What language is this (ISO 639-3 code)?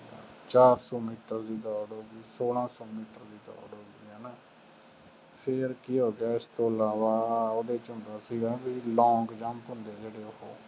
pan